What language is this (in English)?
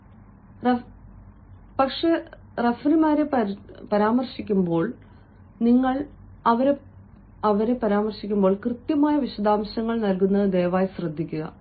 Malayalam